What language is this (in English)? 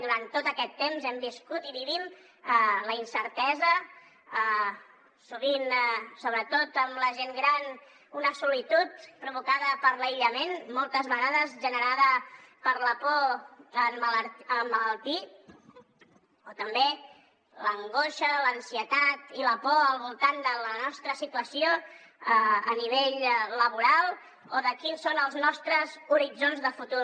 Catalan